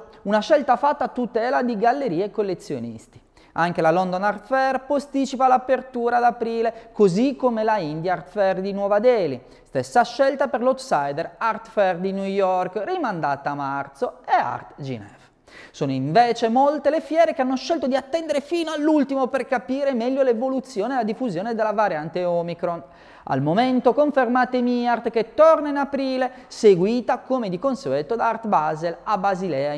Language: Italian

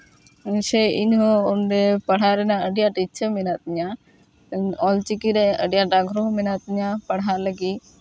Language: Santali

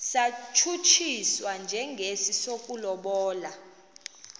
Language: Xhosa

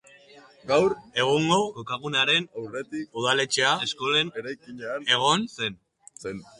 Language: Basque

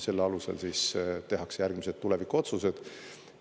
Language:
Estonian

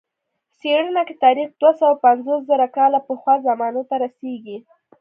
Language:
Pashto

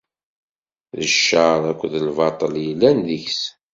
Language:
Kabyle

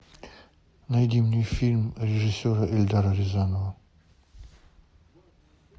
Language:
Russian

